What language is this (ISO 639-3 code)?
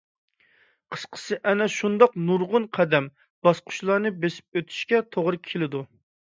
uig